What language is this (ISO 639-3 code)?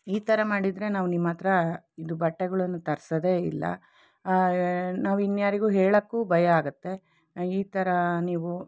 kan